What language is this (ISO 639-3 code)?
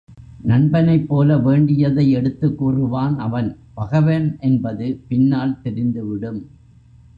tam